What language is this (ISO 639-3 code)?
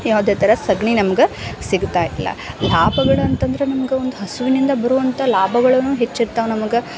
kan